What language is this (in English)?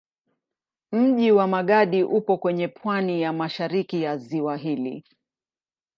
Swahili